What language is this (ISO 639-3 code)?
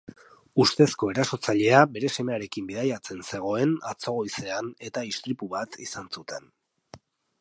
eus